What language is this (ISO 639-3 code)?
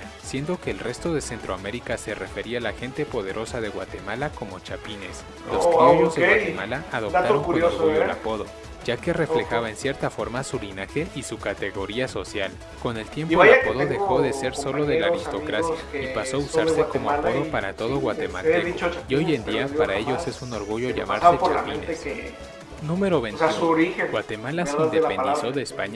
spa